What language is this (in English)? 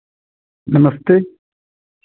Hindi